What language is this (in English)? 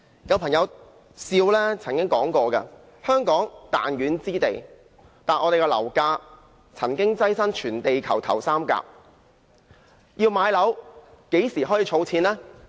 Cantonese